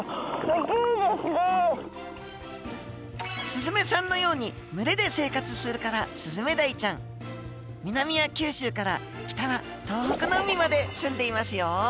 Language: Japanese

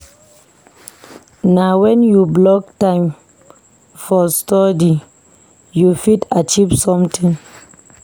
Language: Nigerian Pidgin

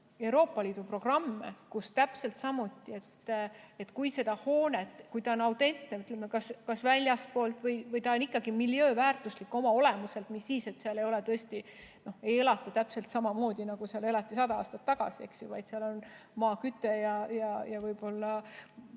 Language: Estonian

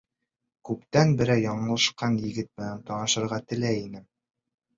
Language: Bashkir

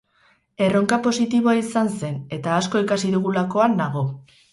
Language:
Basque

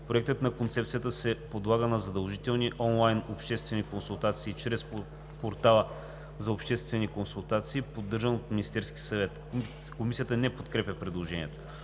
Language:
Bulgarian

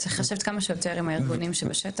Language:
Hebrew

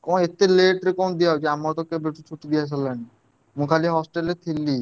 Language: Odia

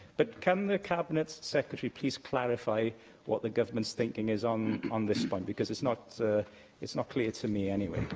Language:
English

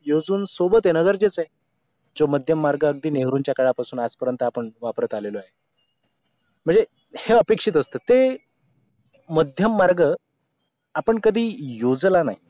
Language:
Marathi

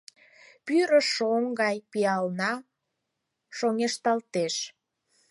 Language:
Mari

